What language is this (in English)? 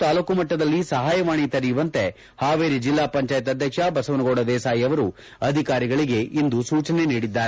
Kannada